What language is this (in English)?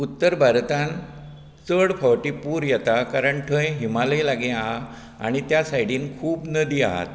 Konkani